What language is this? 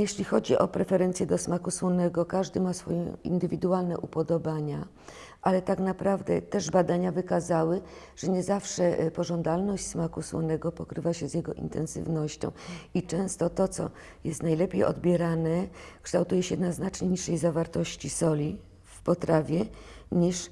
Polish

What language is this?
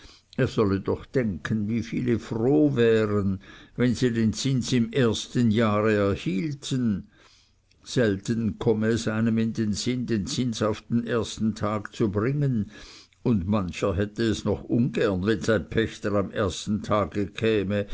German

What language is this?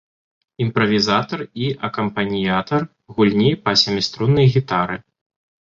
Belarusian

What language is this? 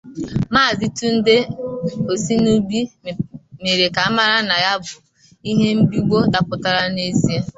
Igbo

